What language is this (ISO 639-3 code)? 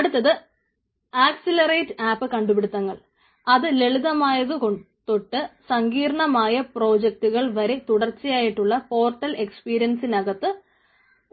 mal